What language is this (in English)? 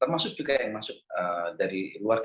Indonesian